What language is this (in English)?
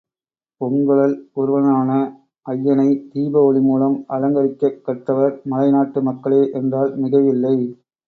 Tamil